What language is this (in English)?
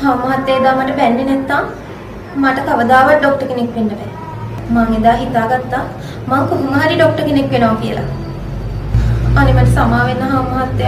Indonesian